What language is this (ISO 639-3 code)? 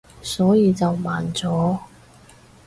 yue